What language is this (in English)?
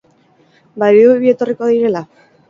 Basque